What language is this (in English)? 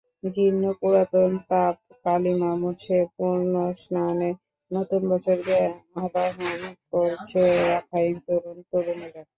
Bangla